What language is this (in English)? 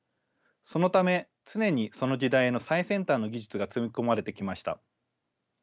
Japanese